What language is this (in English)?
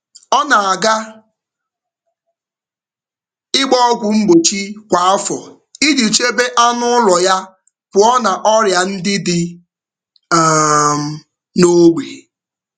Igbo